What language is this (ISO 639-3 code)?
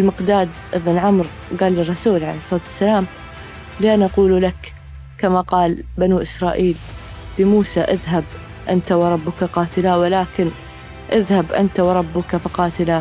ara